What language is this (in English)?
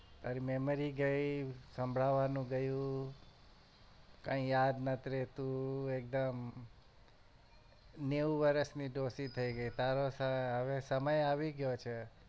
Gujarati